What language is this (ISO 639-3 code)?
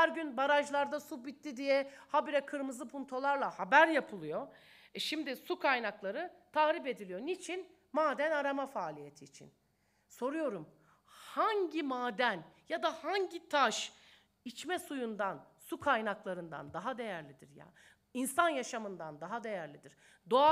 tur